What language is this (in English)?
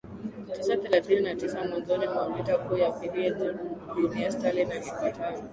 Swahili